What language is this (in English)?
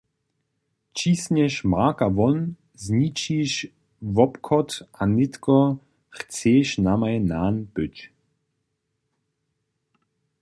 Upper Sorbian